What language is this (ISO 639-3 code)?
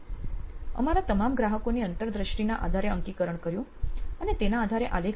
guj